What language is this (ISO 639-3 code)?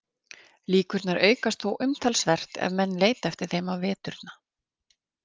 isl